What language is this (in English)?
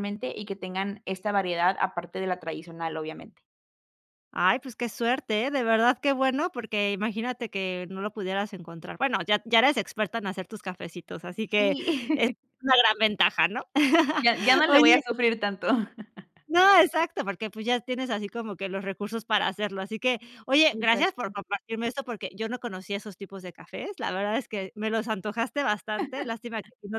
Spanish